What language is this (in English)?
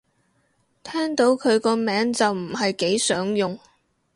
Cantonese